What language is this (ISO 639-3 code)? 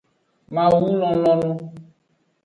ajg